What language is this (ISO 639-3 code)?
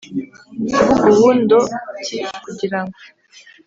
kin